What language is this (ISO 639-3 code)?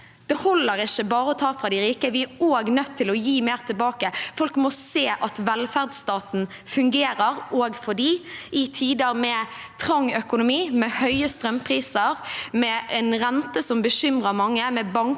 nor